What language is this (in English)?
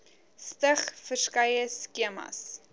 Afrikaans